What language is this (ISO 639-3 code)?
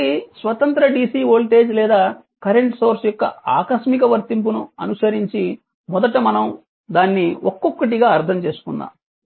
tel